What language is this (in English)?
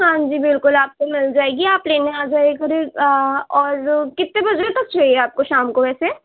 Urdu